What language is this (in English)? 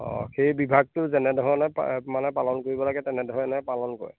Assamese